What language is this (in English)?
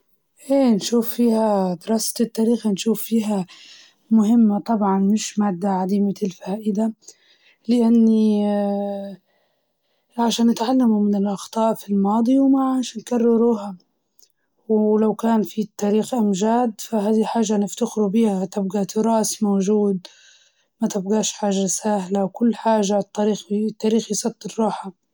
Libyan Arabic